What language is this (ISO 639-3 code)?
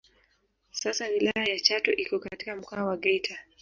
swa